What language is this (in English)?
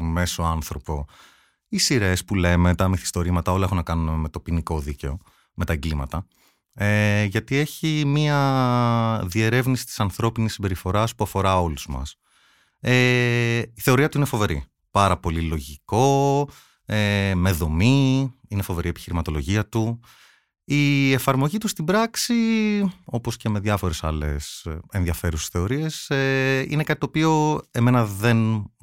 Greek